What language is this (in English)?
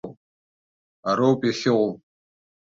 Abkhazian